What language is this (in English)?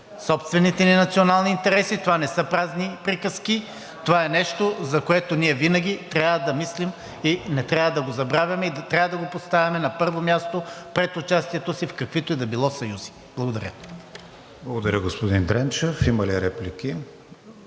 Bulgarian